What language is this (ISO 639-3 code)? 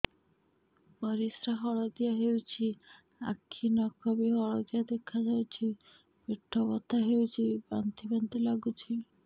ori